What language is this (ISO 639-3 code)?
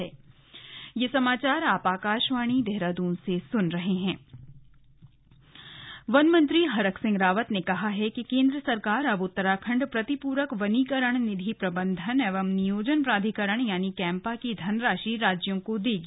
hin